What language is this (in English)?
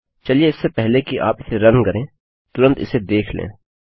Hindi